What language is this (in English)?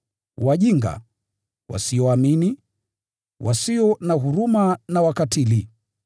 Swahili